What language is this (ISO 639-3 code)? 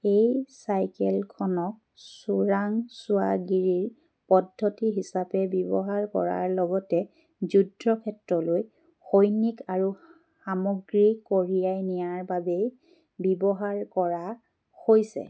asm